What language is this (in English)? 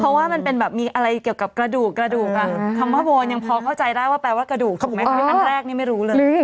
Thai